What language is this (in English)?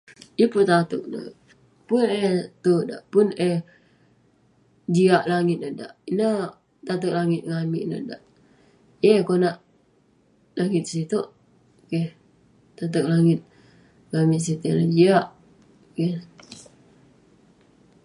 Western Penan